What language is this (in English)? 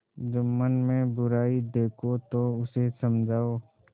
Hindi